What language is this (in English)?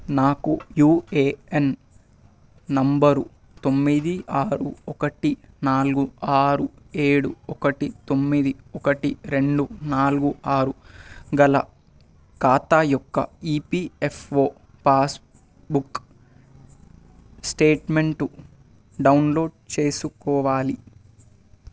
Telugu